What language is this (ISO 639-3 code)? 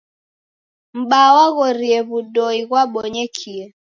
dav